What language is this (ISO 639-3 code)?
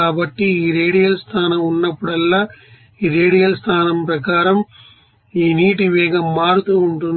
tel